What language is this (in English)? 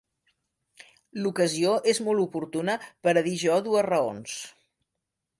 Catalan